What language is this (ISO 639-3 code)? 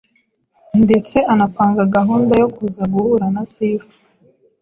kin